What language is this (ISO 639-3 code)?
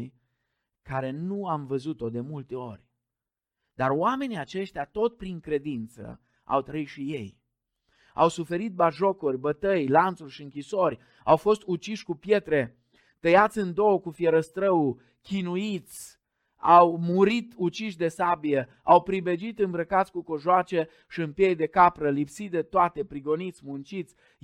ron